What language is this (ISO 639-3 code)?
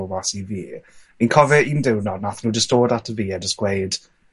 cym